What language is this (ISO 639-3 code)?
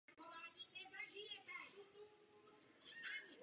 ces